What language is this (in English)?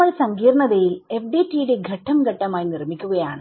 Malayalam